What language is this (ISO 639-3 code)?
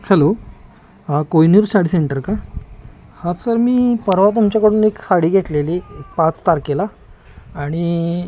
mar